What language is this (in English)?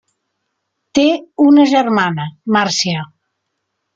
Catalan